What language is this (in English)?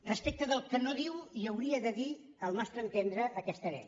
Catalan